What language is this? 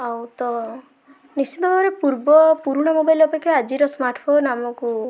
Odia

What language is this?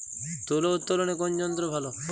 Bangla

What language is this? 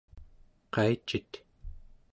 Central Yupik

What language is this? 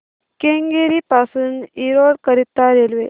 Marathi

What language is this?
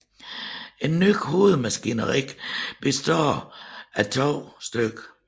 Danish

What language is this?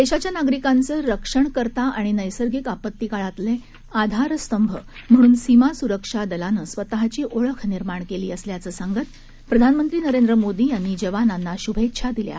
Marathi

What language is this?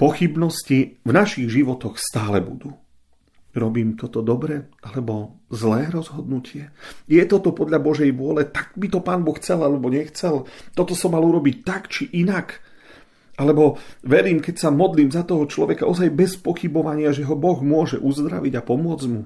Slovak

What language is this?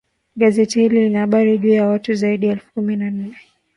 Swahili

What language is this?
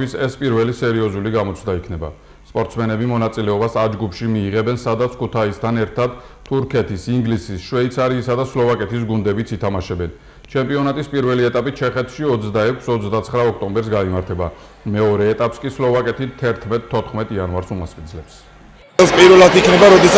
Romanian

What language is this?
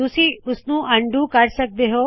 Punjabi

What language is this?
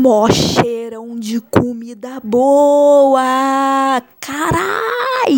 Portuguese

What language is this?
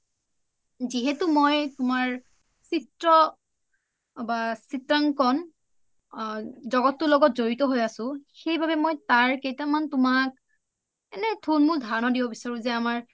Assamese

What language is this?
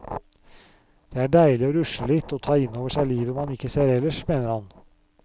Norwegian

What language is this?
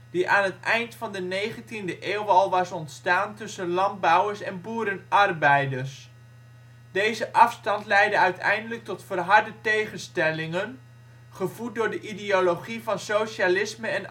Dutch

